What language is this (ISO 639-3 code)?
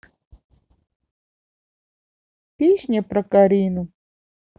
rus